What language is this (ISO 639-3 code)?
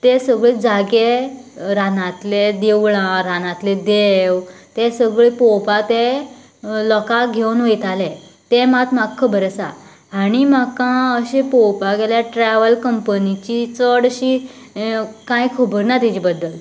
kok